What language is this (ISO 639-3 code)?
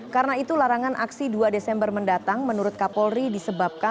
ind